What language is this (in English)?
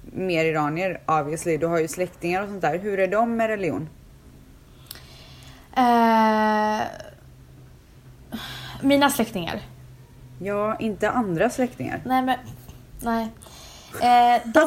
Swedish